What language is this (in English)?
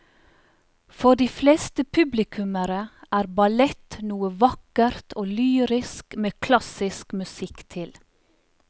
Norwegian